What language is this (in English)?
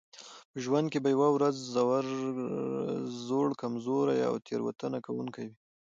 Pashto